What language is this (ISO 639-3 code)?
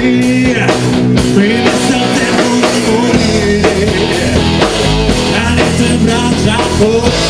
ces